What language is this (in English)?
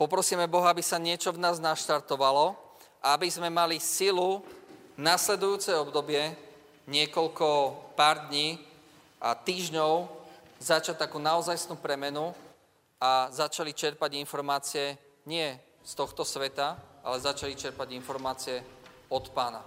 Slovak